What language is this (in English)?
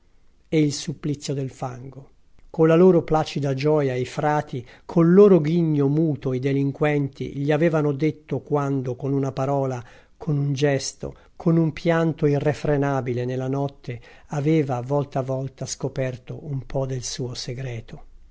Italian